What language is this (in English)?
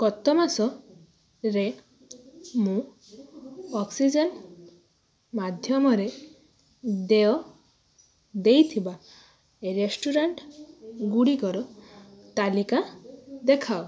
Odia